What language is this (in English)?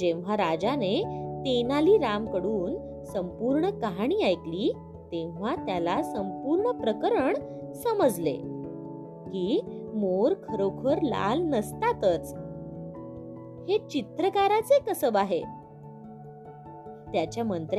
Marathi